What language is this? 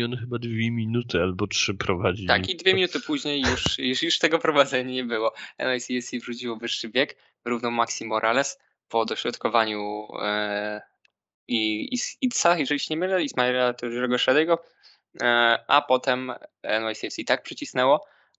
Polish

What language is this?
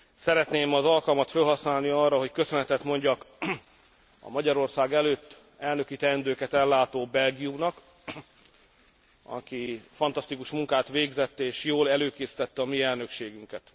Hungarian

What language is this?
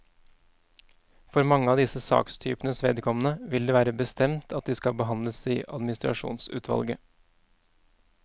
Norwegian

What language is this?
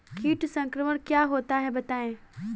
Hindi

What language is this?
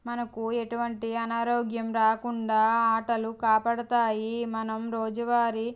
Telugu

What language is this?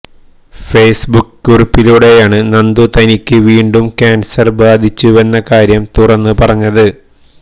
Malayalam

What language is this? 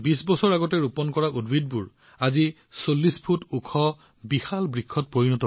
Assamese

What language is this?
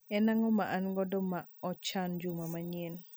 Luo (Kenya and Tanzania)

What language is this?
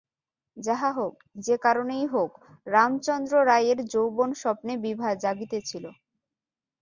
Bangla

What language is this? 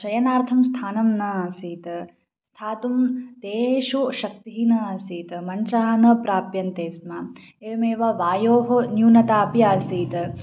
Sanskrit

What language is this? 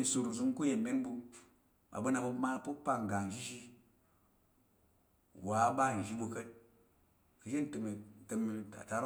Tarok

